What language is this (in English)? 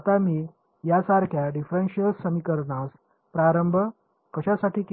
Marathi